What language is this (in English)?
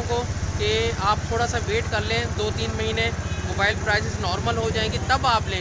Urdu